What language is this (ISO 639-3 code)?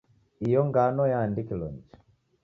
dav